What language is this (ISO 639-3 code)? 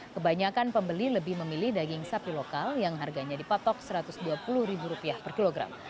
ind